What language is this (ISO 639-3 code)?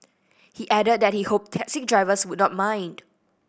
eng